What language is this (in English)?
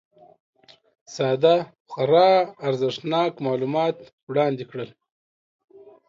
Pashto